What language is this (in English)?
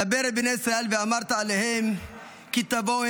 Hebrew